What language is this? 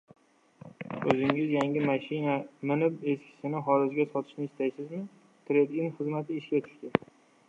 Uzbek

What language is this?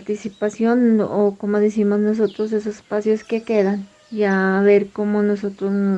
Spanish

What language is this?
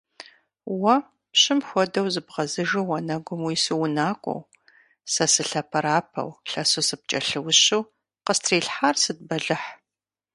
Kabardian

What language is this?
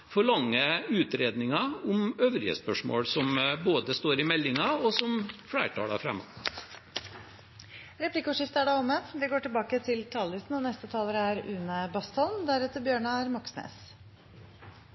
Norwegian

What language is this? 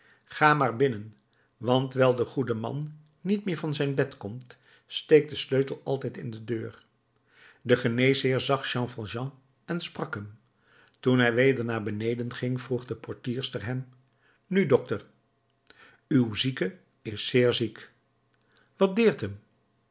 Dutch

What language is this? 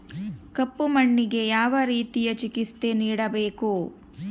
Kannada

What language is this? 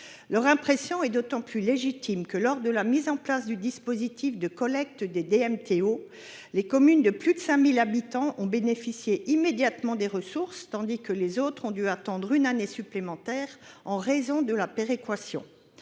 French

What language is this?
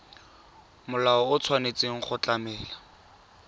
Tswana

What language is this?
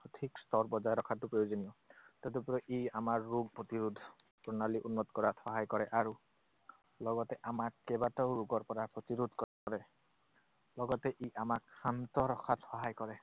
Assamese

